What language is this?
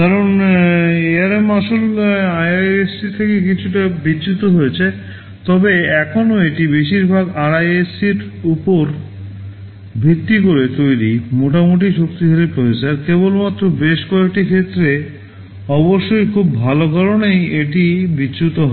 Bangla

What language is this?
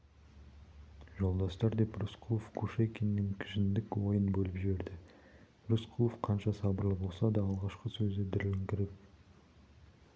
Kazakh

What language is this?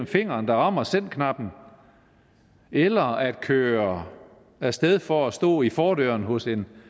Danish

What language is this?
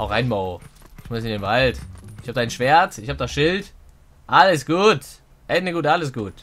German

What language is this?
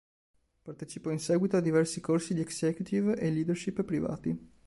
Italian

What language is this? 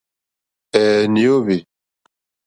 Mokpwe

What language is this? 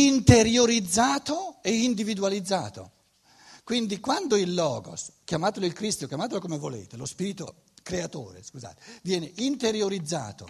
Italian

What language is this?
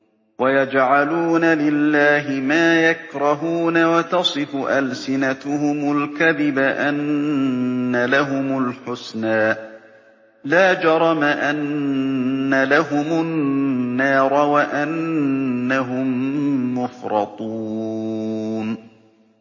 Arabic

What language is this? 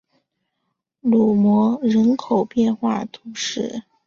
Chinese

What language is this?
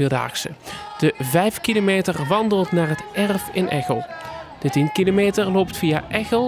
Dutch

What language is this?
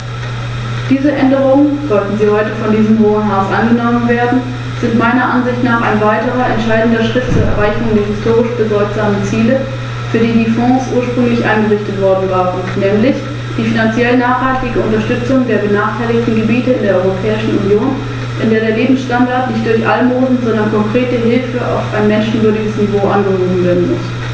German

